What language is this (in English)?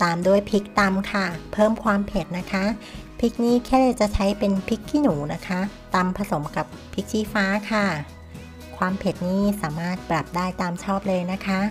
Thai